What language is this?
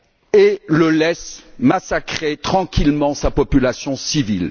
French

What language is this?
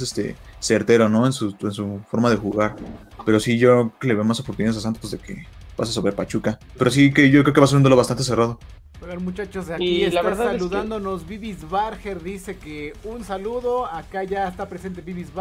Spanish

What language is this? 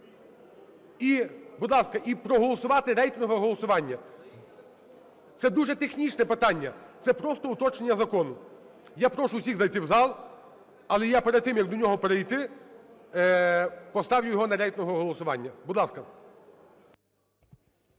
Ukrainian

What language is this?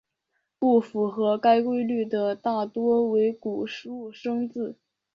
Chinese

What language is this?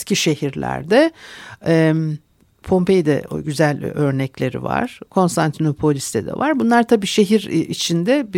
Turkish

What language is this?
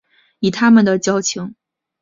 Chinese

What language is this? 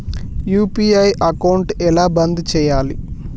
Telugu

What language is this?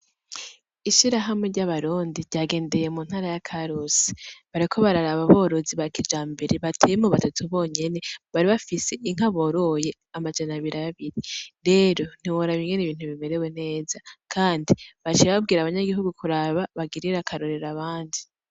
Rundi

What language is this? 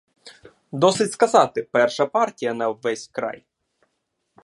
Ukrainian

